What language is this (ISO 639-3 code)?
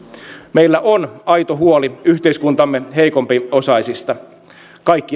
fin